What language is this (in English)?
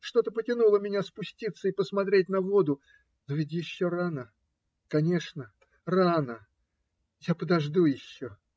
Russian